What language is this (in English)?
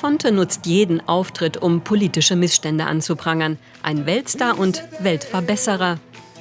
German